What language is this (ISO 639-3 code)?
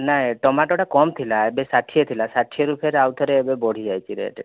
ori